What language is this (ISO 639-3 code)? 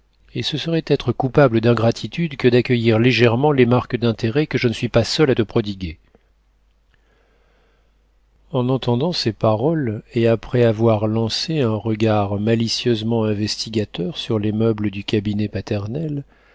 fra